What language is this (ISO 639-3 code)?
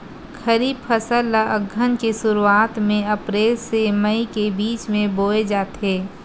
hne